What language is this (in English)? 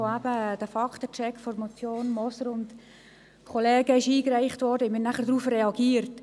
Swiss German